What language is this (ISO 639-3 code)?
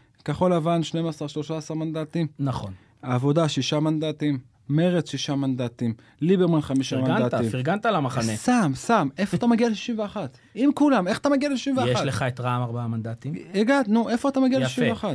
heb